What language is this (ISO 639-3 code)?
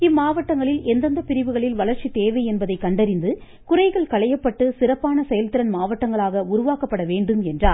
tam